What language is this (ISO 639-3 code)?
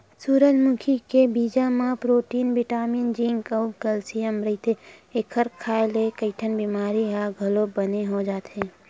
hne